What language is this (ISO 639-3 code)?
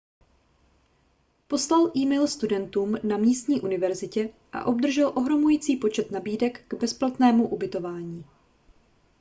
ces